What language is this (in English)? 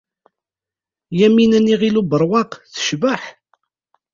Kabyle